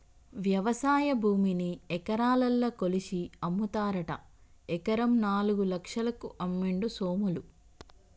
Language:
Telugu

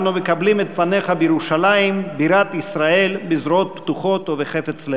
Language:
Hebrew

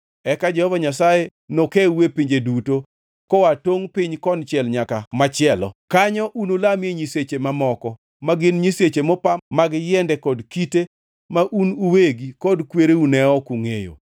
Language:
Luo (Kenya and Tanzania)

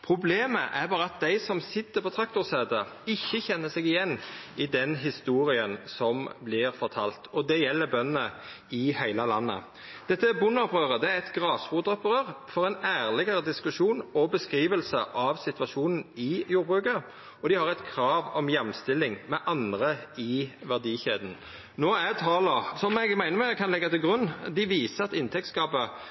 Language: Norwegian Nynorsk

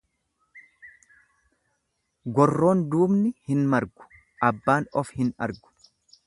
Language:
Oromo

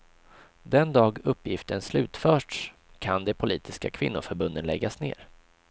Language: Swedish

